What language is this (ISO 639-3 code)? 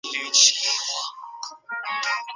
zho